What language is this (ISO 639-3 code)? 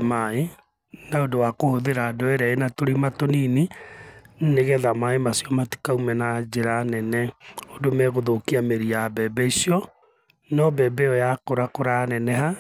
kik